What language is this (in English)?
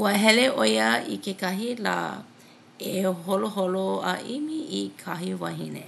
Hawaiian